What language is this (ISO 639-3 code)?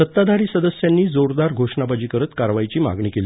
mar